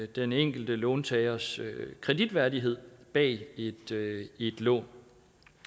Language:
Danish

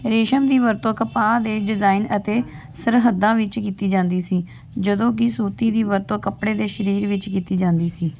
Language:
Punjabi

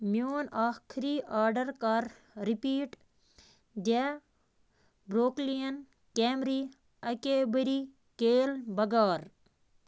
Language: Kashmiri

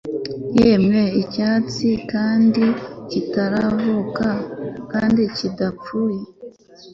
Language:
Kinyarwanda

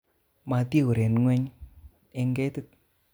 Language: Kalenjin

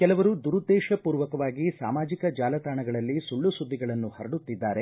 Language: Kannada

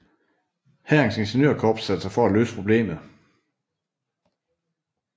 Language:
Danish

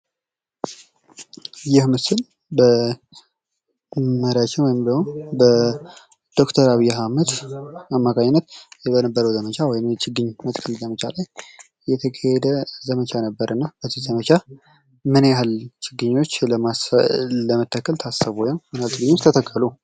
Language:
Amharic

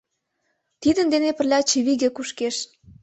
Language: Mari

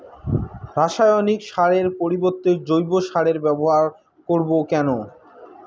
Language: Bangla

